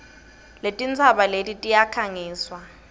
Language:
Swati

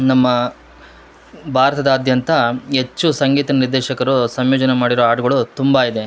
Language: Kannada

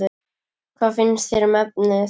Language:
Icelandic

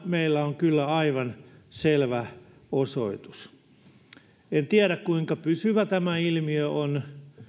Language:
Finnish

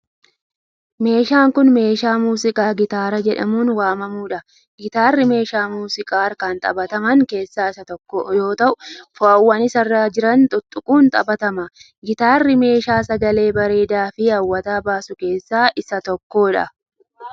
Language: Oromo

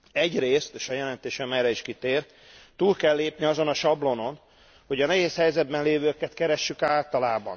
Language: Hungarian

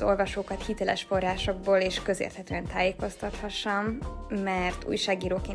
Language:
Hungarian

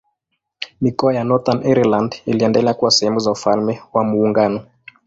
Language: Swahili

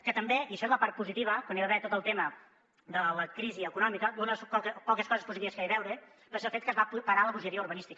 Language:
Catalan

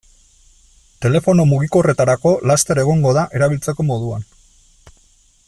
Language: Basque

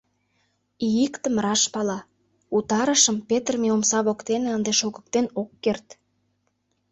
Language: Mari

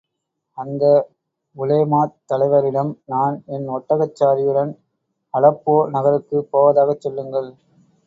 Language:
Tamil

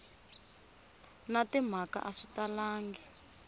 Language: Tsonga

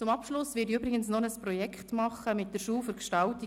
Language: Swiss German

